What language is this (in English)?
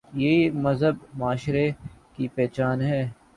Urdu